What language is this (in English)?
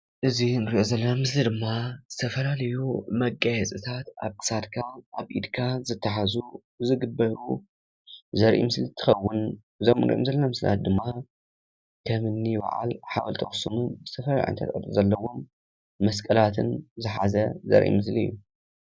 Tigrinya